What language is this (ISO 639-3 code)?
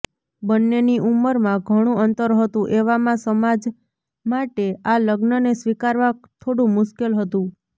guj